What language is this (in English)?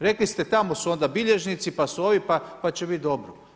Croatian